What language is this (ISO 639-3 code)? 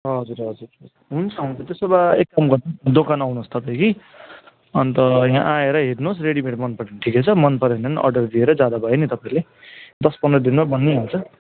nep